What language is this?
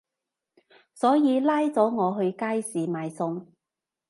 Cantonese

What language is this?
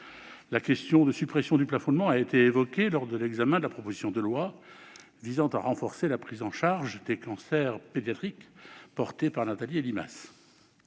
French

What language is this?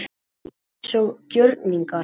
Icelandic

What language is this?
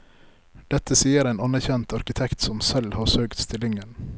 Norwegian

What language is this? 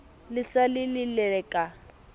Southern Sotho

